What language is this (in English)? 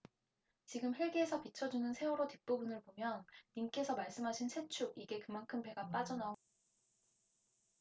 Korean